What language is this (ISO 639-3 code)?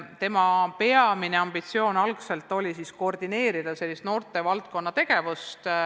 est